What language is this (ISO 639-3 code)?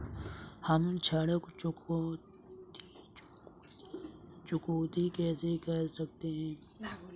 hin